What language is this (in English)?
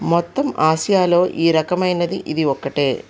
Telugu